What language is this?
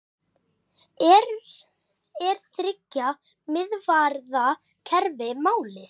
Icelandic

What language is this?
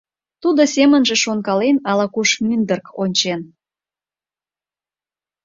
Mari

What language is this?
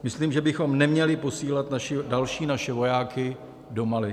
Czech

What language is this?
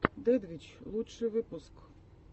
Russian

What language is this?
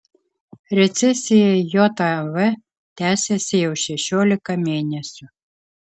Lithuanian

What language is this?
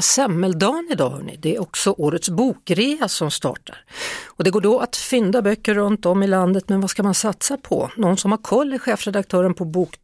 Swedish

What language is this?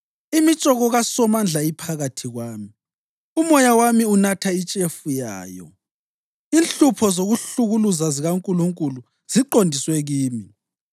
North Ndebele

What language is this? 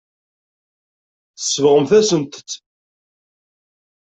Kabyle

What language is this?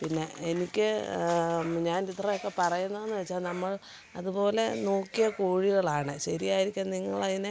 Malayalam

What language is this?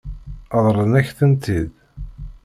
Kabyle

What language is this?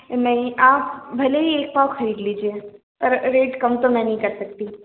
Hindi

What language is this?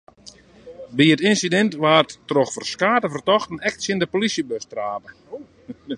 Western Frisian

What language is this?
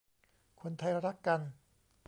Thai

